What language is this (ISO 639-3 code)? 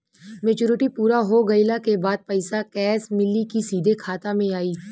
bho